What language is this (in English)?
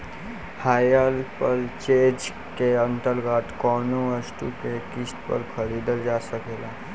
Bhojpuri